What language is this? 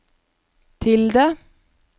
Norwegian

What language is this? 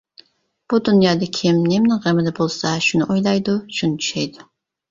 Uyghur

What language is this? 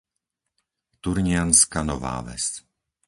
Slovak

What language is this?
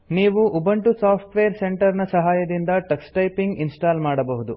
Kannada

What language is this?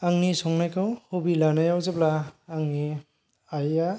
Bodo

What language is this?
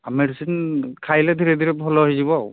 Odia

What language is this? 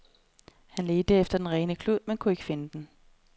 Danish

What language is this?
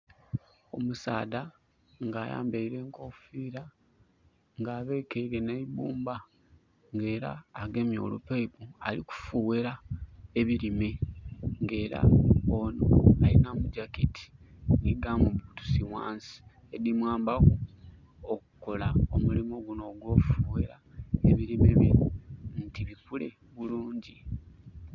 Soga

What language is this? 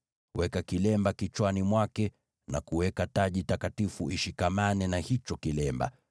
Swahili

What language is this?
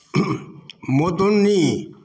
Maithili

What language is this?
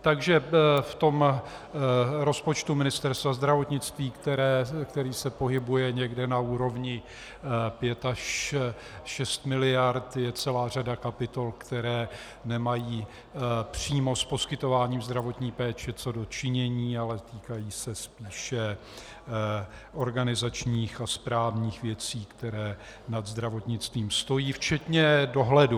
Czech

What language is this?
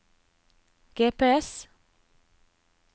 Norwegian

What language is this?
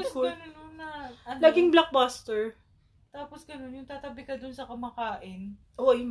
Filipino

